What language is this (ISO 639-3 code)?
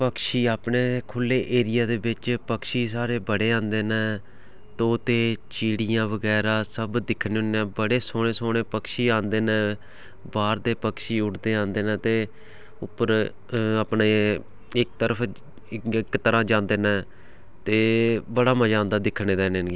doi